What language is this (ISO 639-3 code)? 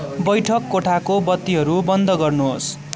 nep